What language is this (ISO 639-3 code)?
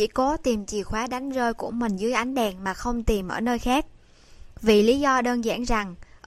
vie